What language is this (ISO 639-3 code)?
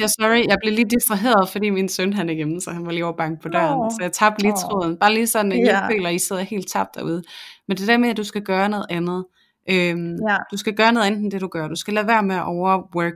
dan